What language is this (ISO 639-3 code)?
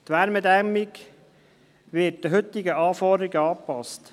gsw